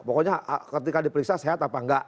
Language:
Indonesian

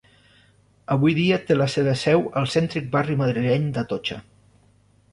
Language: Catalan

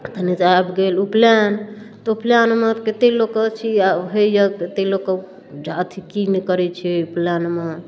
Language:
Maithili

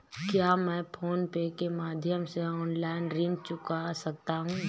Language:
Hindi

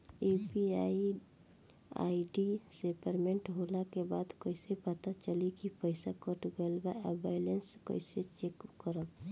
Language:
Bhojpuri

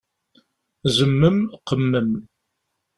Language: Kabyle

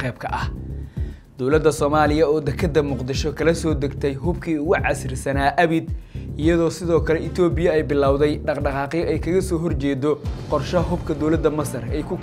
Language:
Arabic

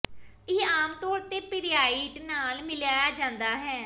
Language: Punjabi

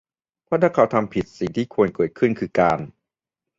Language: Thai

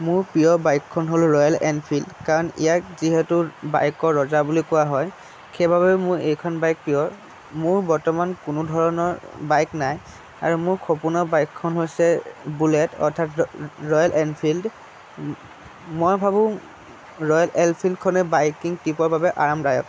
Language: Assamese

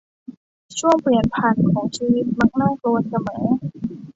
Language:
Thai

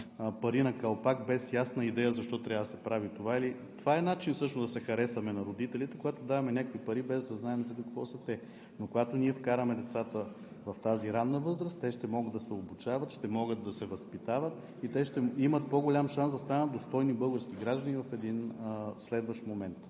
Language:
Bulgarian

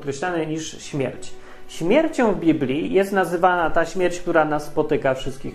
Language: Polish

